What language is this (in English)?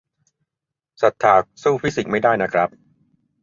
Thai